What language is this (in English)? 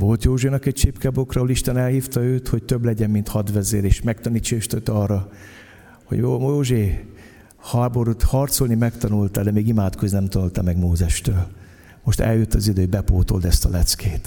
Hungarian